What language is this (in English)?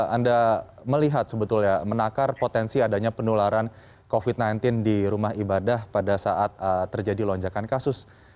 Indonesian